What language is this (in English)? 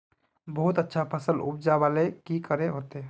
Magahi